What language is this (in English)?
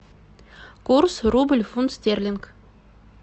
Russian